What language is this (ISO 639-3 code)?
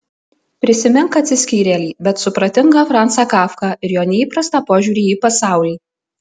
lit